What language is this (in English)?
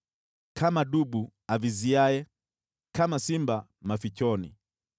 Swahili